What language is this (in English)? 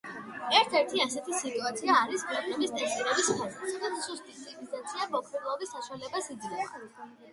Georgian